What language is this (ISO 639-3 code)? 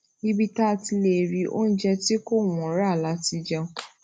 yor